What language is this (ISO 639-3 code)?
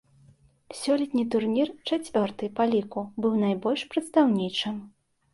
bel